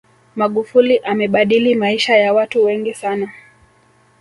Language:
Swahili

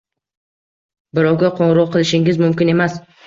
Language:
Uzbek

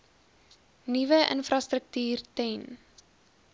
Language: Afrikaans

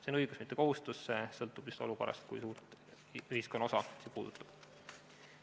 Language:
Estonian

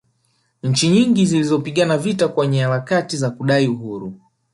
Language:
Swahili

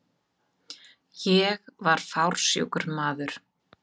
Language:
Icelandic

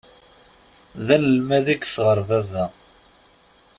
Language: Kabyle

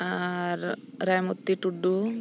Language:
Santali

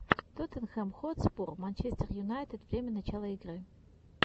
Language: Russian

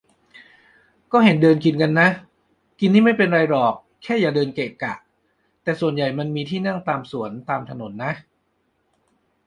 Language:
Thai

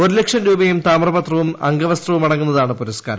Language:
Malayalam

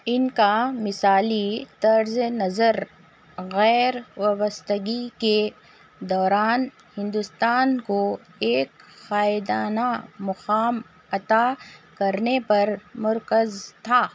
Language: Urdu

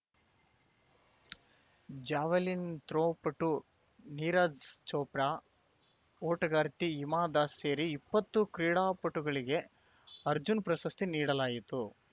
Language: Kannada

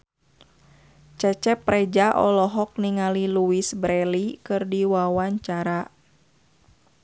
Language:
Sundanese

